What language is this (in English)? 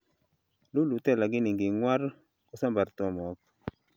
Kalenjin